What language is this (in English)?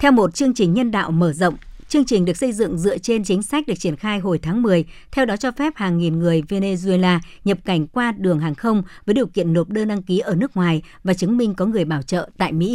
Vietnamese